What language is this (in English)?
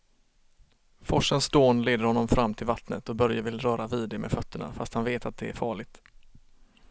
Swedish